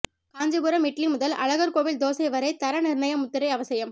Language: Tamil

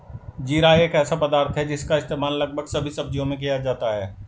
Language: Hindi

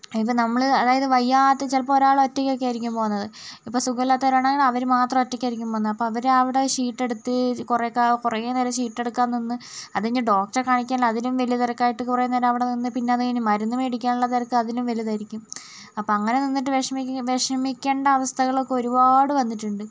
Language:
Malayalam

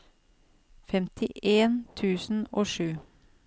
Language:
Norwegian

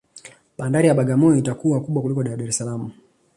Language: Swahili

